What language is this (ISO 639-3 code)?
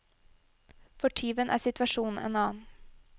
nor